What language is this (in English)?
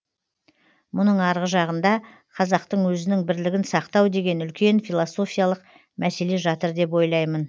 Kazakh